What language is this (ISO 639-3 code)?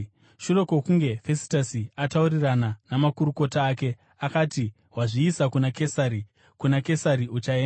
sna